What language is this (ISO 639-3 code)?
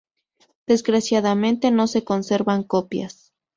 spa